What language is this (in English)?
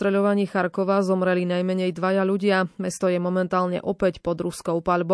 Slovak